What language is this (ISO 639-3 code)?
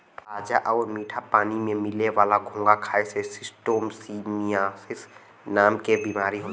bho